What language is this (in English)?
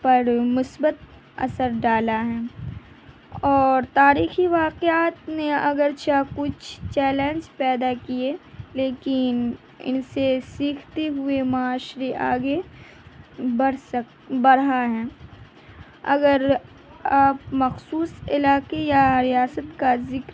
Urdu